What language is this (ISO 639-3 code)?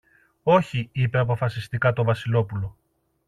ell